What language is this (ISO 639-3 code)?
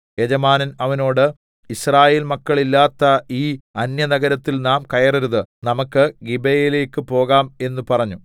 mal